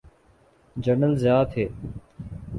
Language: Urdu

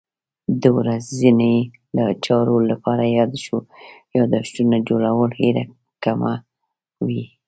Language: Pashto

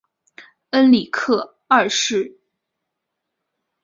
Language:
Chinese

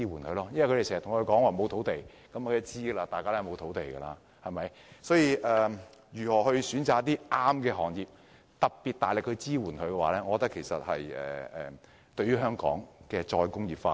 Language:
Cantonese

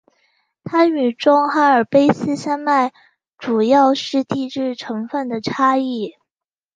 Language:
Chinese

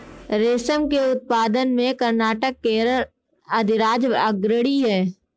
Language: Hindi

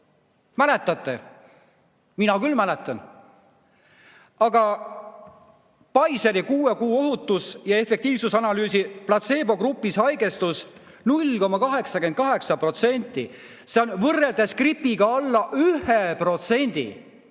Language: Estonian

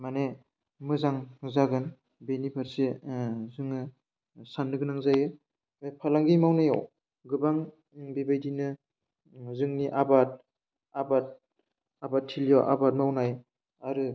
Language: Bodo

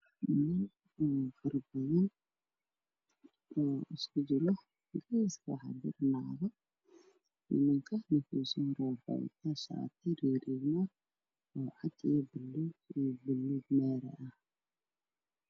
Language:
Somali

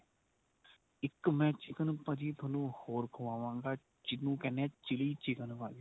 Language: Punjabi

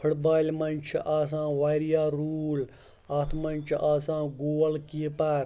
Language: Kashmiri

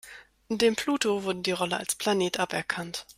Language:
German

